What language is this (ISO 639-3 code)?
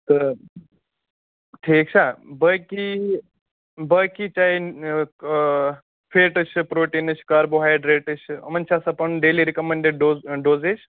kas